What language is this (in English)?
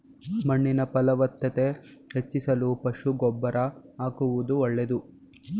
Kannada